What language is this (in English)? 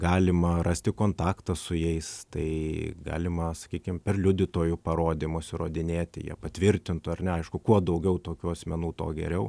Lithuanian